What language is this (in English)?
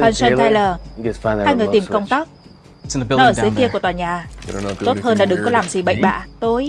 Vietnamese